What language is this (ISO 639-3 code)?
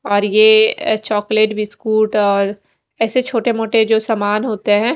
hin